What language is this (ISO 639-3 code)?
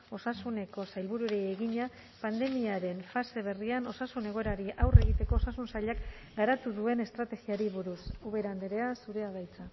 eus